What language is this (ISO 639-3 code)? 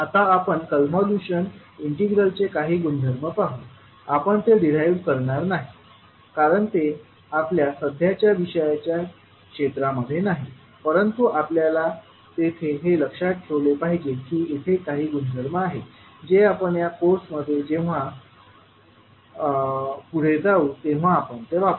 mar